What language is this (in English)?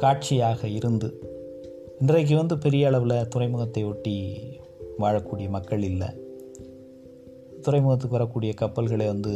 Tamil